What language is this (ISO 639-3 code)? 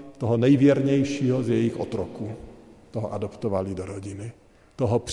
ces